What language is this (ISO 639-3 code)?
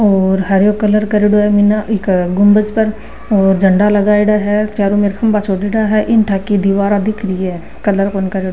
mwr